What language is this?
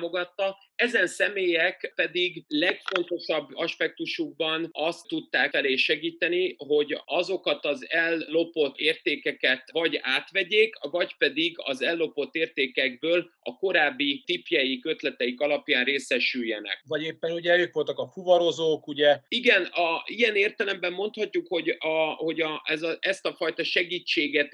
Hungarian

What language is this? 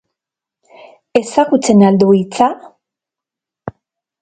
Basque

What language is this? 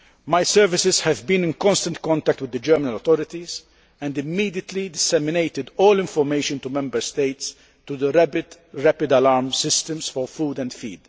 English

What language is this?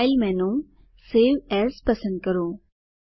Gujarati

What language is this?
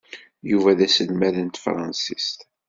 Kabyle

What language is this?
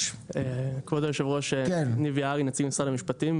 Hebrew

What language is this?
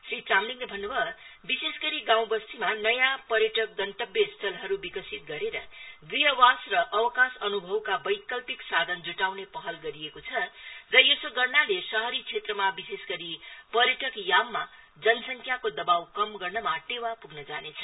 Nepali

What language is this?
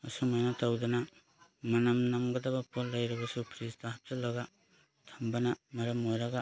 Manipuri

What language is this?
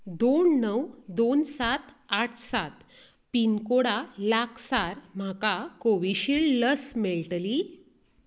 Konkani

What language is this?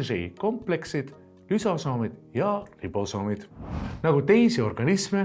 Estonian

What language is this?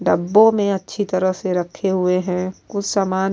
Urdu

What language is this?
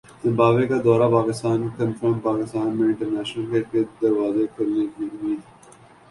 Urdu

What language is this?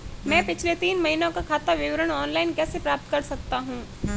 Hindi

